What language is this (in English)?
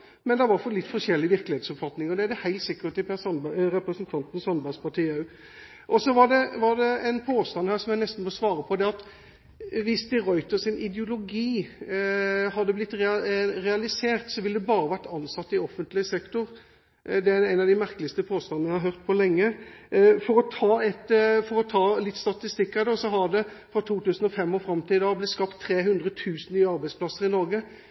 Norwegian Bokmål